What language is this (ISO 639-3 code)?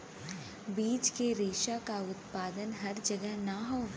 bho